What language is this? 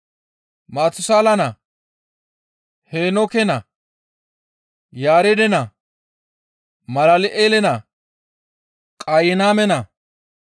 Gamo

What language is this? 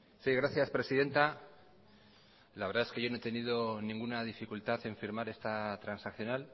Spanish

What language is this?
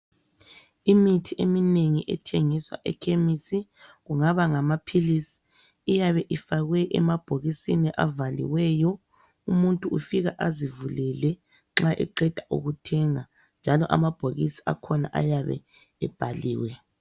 North Ndebele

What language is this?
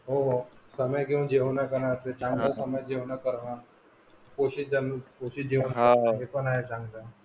Marathi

